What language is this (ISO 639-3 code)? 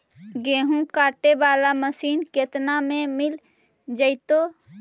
mag